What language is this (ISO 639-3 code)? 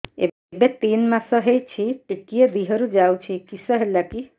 ori